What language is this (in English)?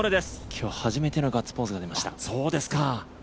Japanese